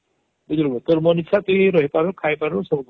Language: Odia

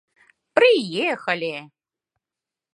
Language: Mari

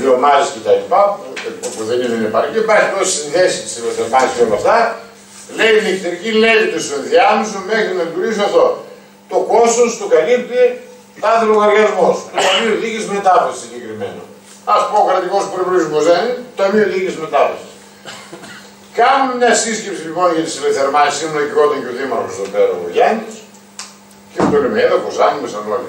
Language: Greek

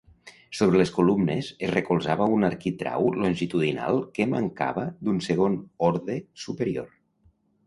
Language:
Catalan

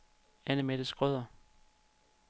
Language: Danish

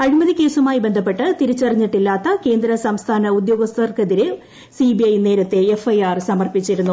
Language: Malayalam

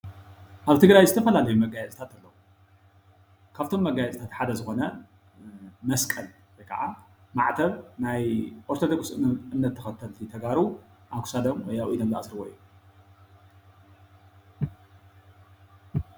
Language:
Tigrinya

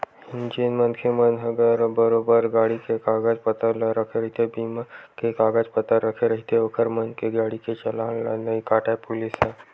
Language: Chhattisgarhi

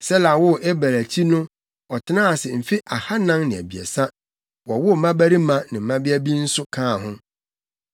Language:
Akan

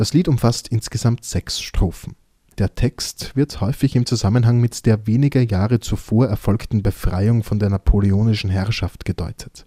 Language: German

